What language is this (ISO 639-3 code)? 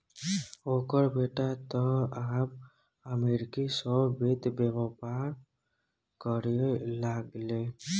mai